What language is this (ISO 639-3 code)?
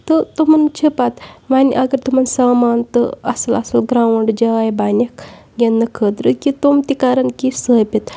kas